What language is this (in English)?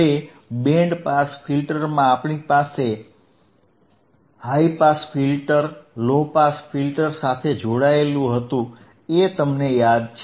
Gujarati